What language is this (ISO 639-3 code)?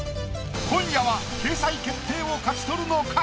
jpn